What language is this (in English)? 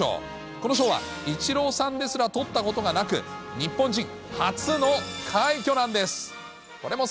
Japanese